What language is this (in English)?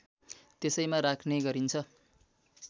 Nepali